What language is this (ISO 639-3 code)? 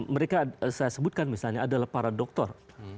ind